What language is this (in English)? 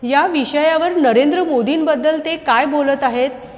Marathi